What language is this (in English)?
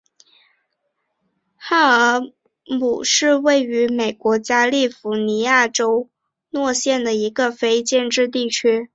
Chinese